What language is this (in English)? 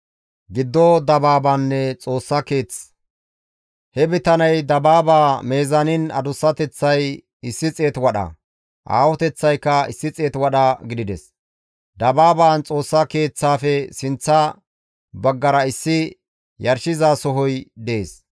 Gamo